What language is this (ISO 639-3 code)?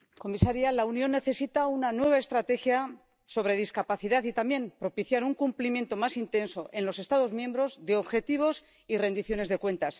spa